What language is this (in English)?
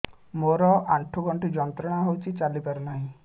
Odia